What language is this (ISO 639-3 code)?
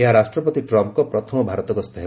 ori